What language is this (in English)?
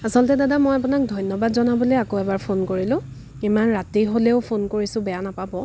Assamese